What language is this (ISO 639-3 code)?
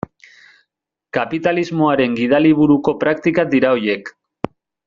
eus